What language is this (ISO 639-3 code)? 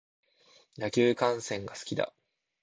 jpn